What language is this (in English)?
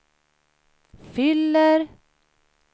Swedish